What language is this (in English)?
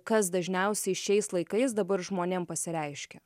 Lithuanian